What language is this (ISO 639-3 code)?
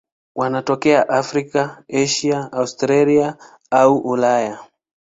swa